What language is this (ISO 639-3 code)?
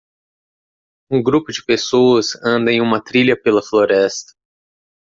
por